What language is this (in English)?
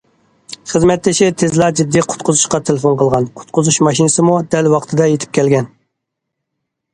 Uyghur